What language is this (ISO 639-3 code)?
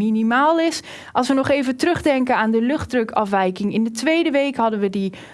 nld